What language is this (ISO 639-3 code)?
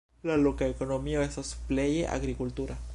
epo